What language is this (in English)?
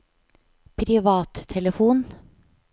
Norwegian